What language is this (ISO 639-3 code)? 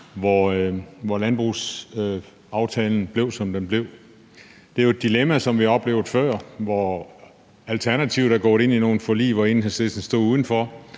dan